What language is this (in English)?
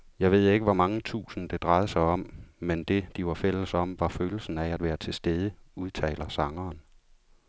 Danish